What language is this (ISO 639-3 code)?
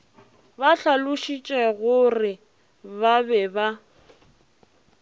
nso